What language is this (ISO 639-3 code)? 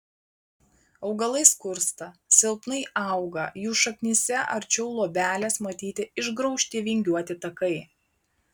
lit